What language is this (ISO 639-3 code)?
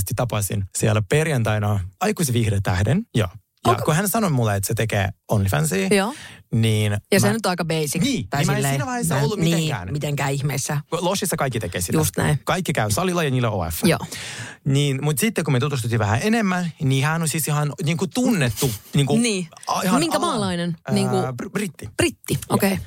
fin